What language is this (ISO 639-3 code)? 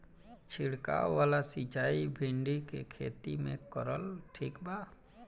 bho